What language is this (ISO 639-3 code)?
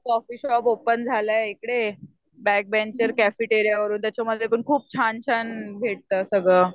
mar